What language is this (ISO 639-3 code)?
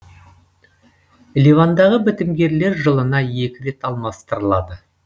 kaz